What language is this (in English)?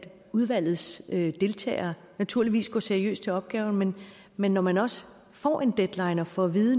Danish